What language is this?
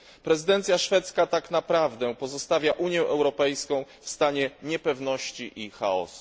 Polish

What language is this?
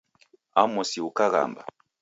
Taita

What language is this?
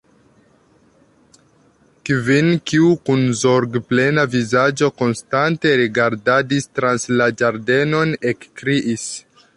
Esperanto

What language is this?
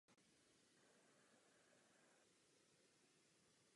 Czech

